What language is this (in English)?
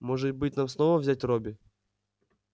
Russian